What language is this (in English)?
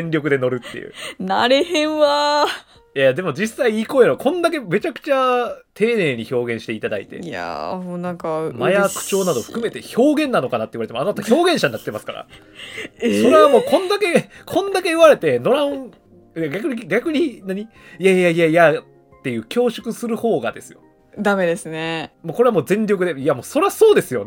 Japanese